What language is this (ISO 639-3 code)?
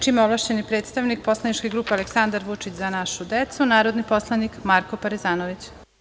srp